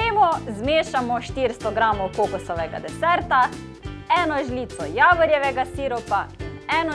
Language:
Slovenian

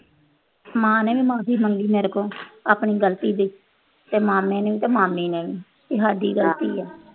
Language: Punjabi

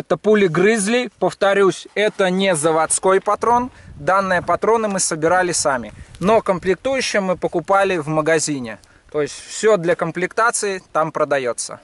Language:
Russian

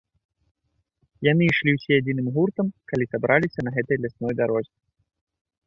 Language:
Belarusian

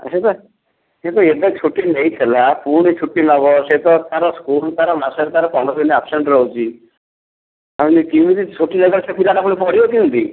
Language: Odia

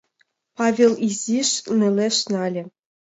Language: Mari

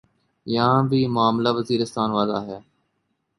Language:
Urdu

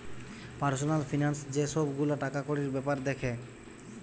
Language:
Bangla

